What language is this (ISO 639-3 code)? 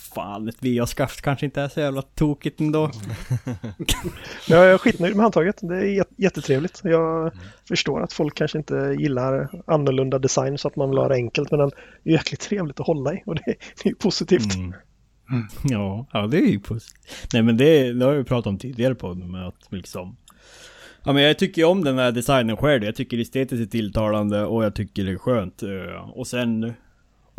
swe